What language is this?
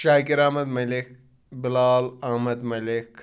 Kashmiri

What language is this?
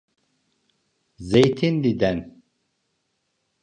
Turkish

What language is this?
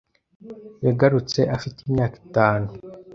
Kinyarwanda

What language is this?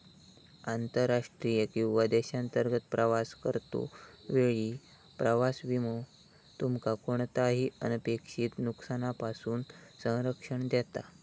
Marathi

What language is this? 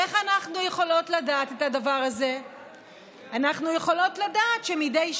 Hebrew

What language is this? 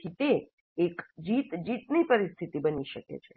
Gujarati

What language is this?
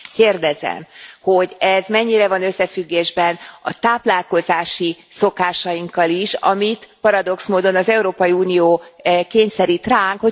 Hungarian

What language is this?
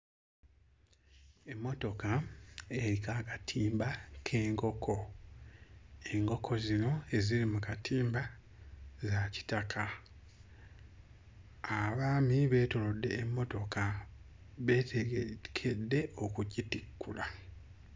Ganda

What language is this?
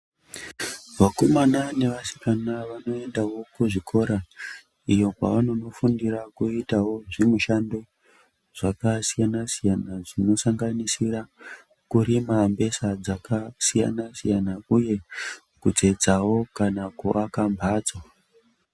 Ndau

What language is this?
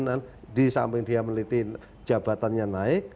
Indonesian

